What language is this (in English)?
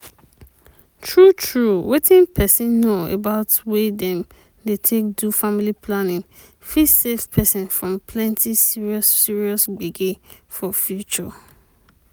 Nigerian Pidgin